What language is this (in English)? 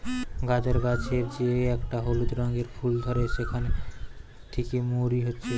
Bangla